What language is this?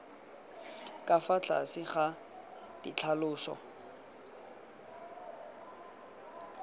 Tswana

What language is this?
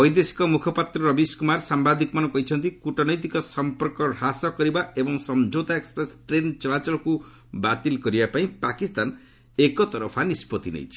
Odia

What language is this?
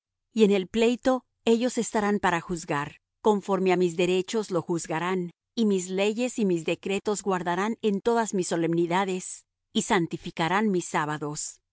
Spanish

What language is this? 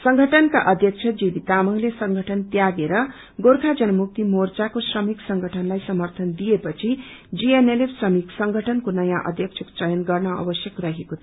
Nepali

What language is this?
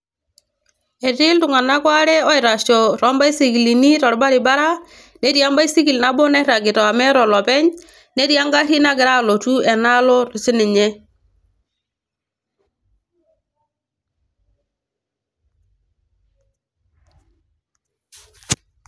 Masai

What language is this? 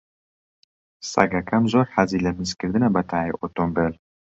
Central Kurdish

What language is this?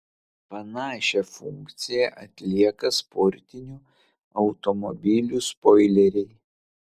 Lithuanian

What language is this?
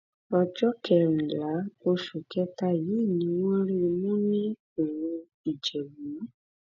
Yoruba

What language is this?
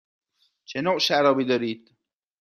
Persian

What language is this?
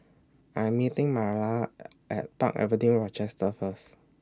English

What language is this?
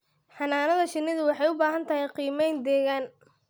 Somali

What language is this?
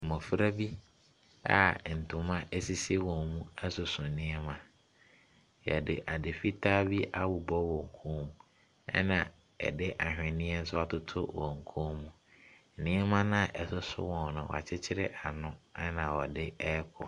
Akan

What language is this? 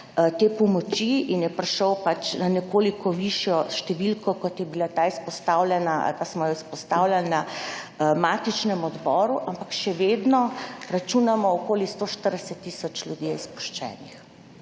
Slovenian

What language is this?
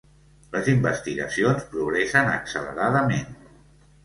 Catalan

